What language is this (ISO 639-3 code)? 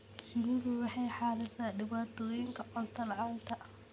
som